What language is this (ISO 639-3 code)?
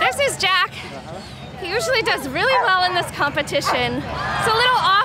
kor